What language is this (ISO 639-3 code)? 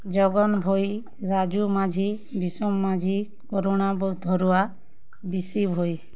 ori